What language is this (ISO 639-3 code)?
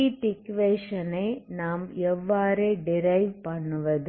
tam